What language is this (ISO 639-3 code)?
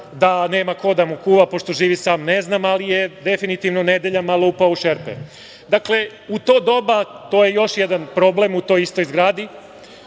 srp